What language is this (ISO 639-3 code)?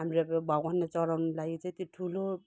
nep